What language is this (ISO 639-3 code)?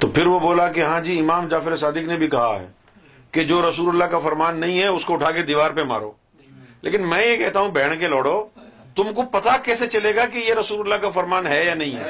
urd